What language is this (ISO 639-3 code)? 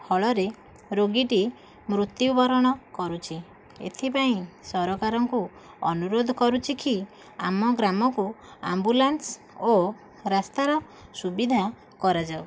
ori